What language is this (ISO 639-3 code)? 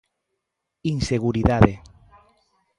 glg